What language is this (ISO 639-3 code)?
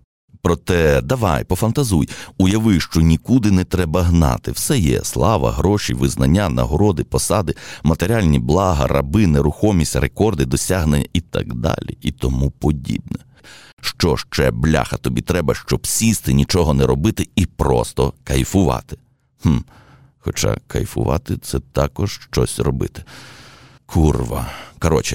ukr